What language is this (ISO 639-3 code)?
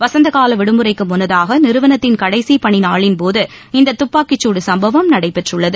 tam